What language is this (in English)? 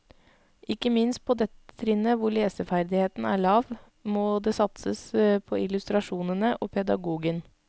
Norwegian